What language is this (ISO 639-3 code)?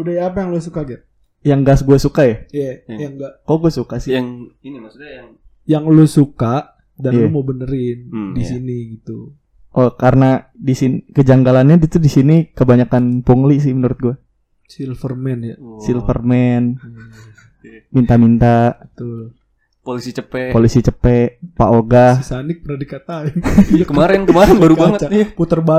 ind